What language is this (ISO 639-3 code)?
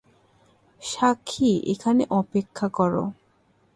ben